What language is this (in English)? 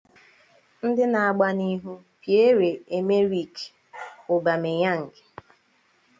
Igbo